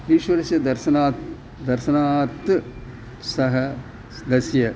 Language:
Sanskrit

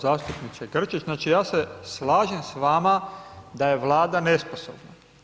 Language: Croatian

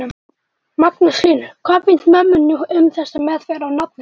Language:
Icelandic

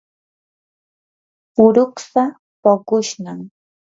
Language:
Yanahuanca Pasco Quechua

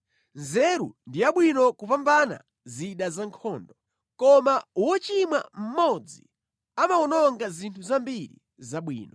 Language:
Nyanja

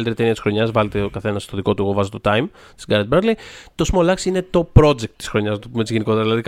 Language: Greek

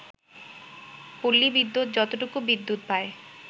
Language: Bangla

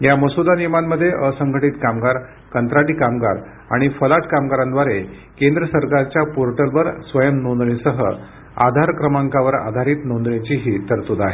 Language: Marathi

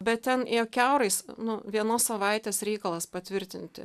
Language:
Lithuanian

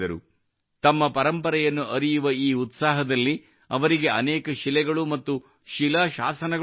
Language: Kannada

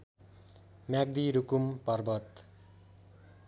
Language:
Nepali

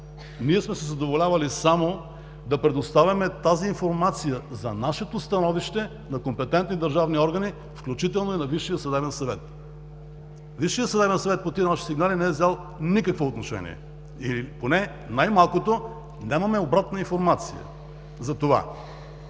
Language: Bulgarian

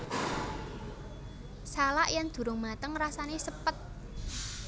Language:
Javanese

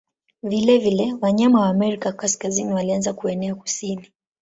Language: Swahili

